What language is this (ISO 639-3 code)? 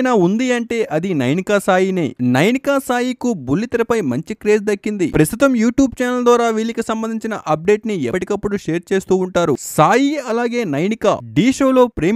hin